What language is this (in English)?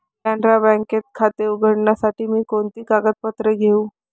Marathi